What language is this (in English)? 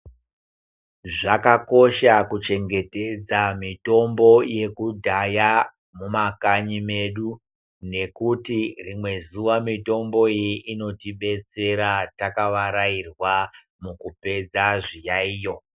Ndau